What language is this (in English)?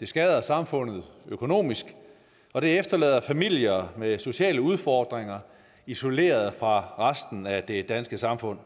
Danish